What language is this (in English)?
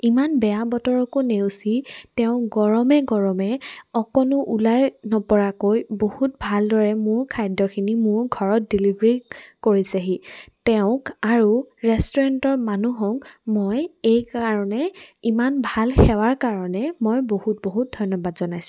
Assamese